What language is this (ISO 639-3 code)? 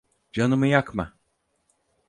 tur